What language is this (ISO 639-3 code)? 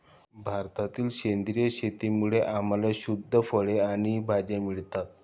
mar